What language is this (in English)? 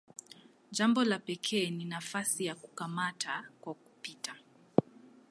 Swahili